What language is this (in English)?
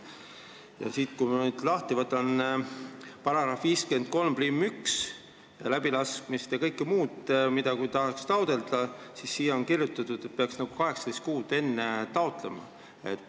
Estonian